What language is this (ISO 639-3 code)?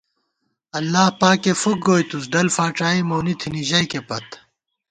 gwt